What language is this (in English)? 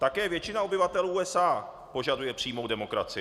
Czech